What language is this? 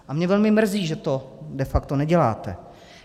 Czech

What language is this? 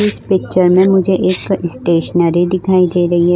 Hindi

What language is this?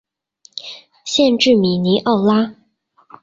Chinese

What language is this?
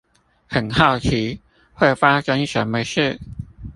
Chinese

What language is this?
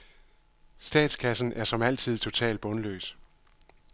Danish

